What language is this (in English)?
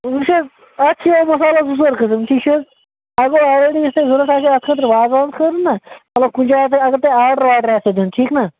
Kashmiri